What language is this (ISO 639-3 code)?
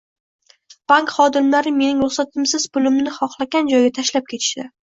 uzb